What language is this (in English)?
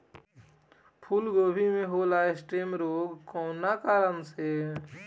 Bhojpuri